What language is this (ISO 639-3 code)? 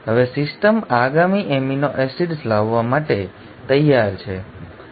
guj